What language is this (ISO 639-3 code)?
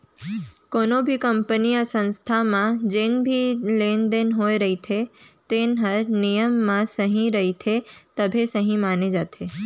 hne